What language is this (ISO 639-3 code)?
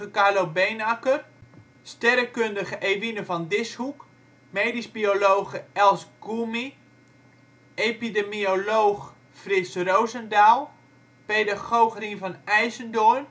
nld